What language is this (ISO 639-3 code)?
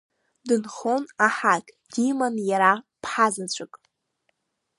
abk